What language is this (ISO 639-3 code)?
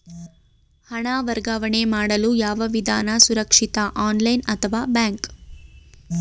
kan